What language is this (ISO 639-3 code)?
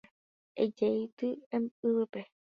grn